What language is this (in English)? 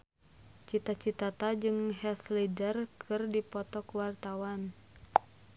Sundanese